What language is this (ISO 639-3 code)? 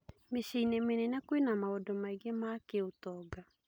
kik